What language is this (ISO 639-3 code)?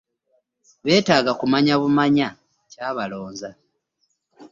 lug